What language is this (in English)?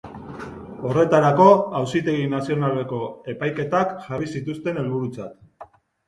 Basque